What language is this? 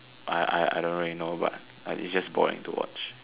English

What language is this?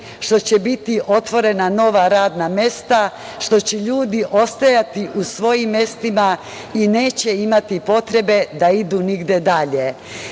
Serbian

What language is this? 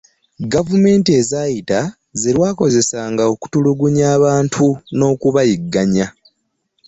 Ganda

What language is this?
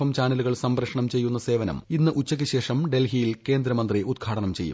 Malayalam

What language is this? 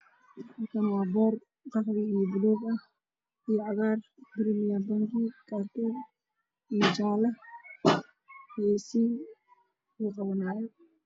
Somali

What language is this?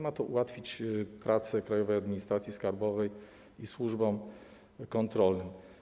Polish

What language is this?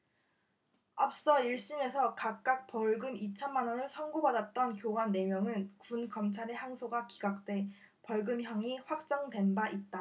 Korean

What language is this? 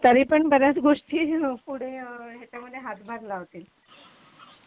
Marathi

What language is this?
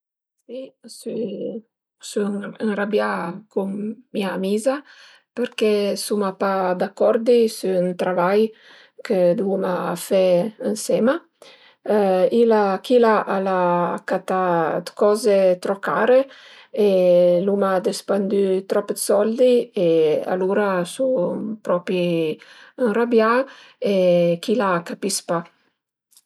Piedmontese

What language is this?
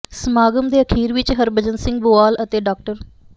Punjabi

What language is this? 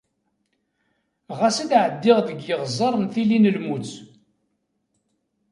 Kabyle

